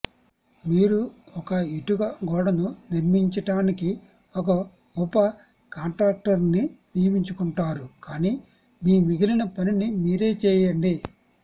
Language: Telugu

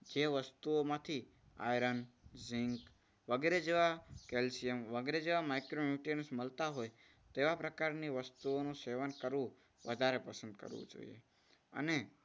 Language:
Gujarati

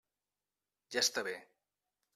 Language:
Catalan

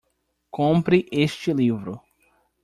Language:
Portuguese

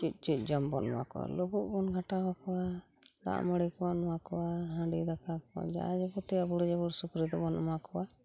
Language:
Santali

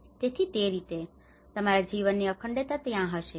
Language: Gujarati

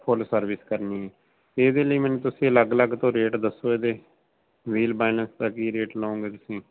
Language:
Punjabi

